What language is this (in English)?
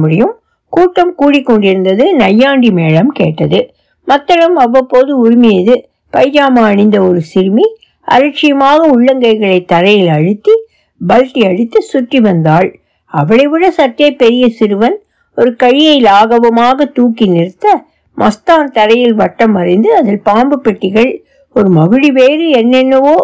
Tamil